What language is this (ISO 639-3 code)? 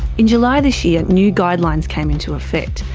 eng